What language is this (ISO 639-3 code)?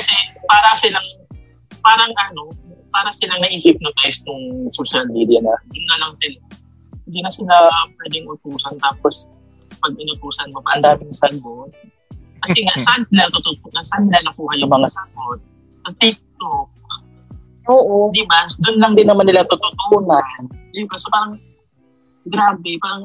fil